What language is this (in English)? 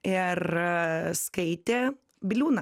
Lithuanian